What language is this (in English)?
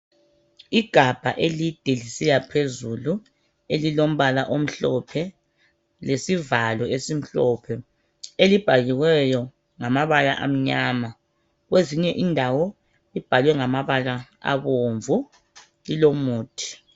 North Ndebele